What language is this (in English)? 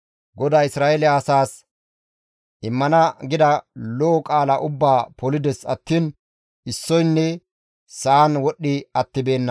Gamo